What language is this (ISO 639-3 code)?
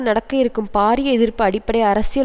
tam